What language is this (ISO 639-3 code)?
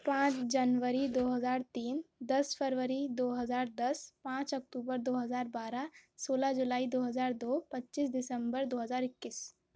urd